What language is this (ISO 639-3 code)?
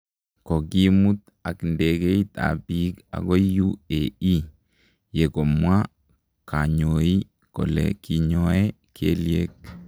kln